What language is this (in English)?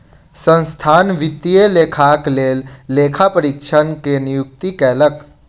Maithili